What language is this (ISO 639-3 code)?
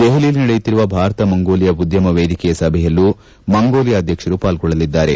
kan